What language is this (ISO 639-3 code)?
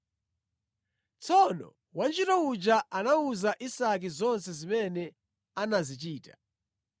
nya